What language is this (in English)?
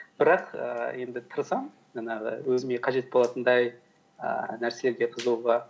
Kazakh